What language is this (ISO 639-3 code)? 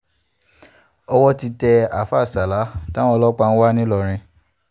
yor